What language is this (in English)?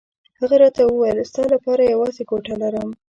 Pashto